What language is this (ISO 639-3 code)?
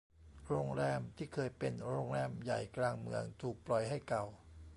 tha